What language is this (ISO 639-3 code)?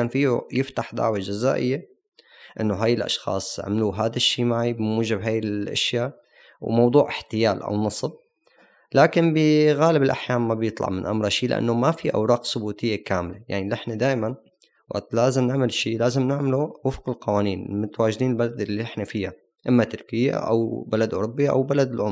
ara